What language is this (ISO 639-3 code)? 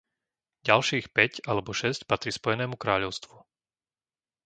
slk